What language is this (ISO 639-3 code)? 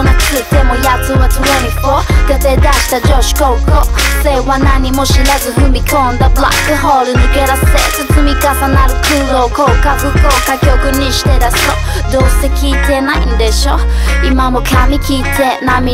hun